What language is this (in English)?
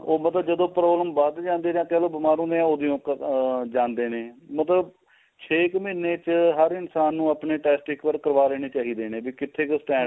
Punjabi